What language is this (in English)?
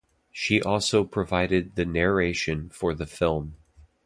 English